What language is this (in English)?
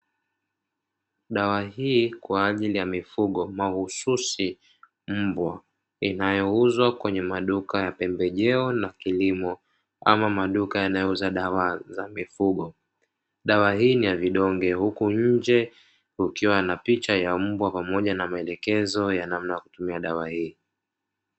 Swahili